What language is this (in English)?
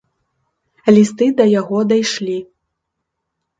Belarusian